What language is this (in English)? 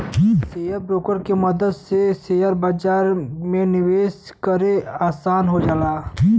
Bhojpuri